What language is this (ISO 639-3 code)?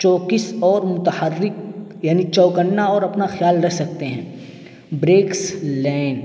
urd